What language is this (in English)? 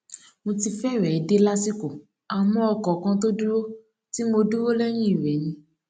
Yoruba